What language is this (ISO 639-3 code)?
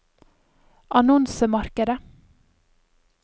nor